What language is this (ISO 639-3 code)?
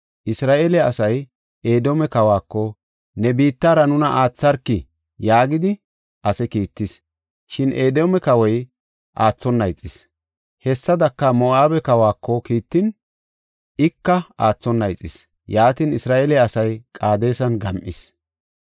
gof